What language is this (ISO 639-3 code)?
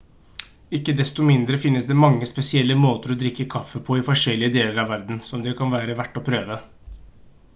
nob